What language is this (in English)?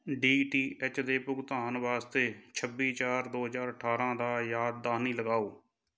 Punjabi